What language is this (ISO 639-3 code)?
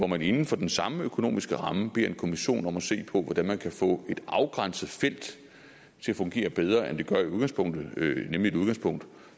dan